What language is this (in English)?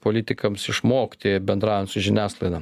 Lithuanian